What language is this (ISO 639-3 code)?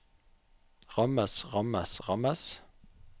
nor